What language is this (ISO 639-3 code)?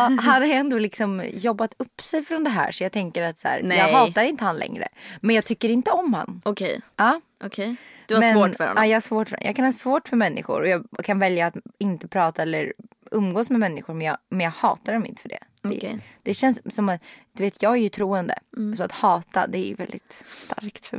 swe